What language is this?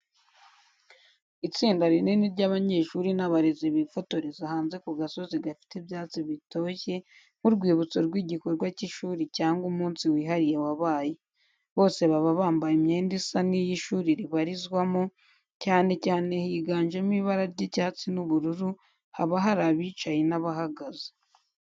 Kinyarwanda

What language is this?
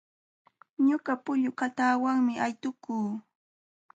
Jauja Wanca Quechua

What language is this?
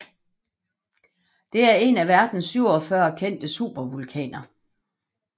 Danish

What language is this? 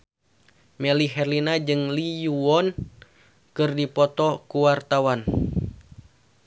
Sundanese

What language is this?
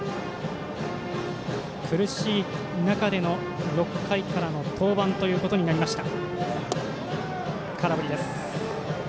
Japanese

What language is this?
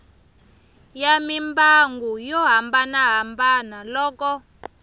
Tsonga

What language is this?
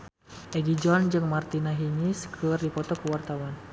Sundanese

